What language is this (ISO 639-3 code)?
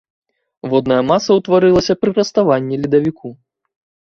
bel